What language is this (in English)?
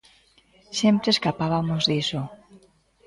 Galician